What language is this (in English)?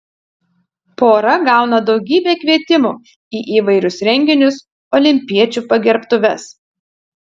Lithuanian